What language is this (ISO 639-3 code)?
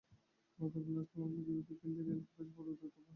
ben